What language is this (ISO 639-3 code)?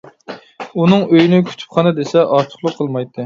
uig